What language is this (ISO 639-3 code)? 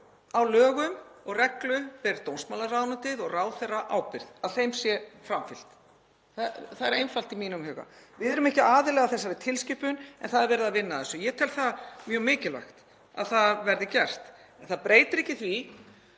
isl